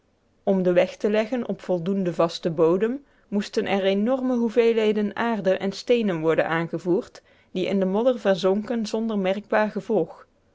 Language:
Dutch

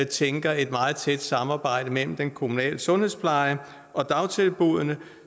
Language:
Danish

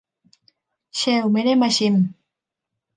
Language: Thai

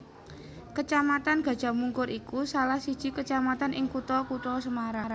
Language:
Javanese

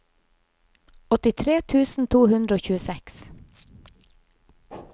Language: Norwegian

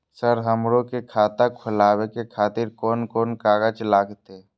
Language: Maithili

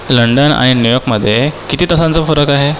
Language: Marathi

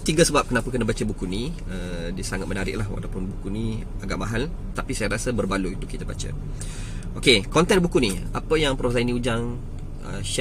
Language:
Malay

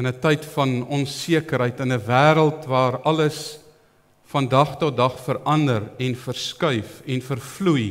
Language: Dutch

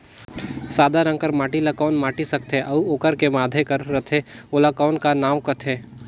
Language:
Chhattisgarhi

